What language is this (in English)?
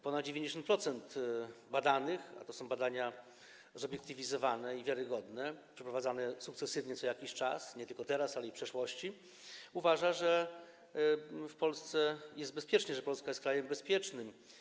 Polish